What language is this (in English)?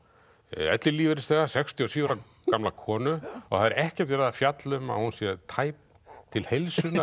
Icelandic